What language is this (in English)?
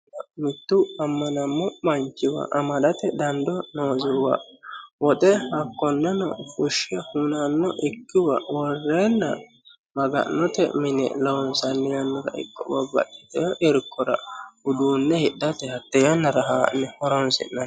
Sidamo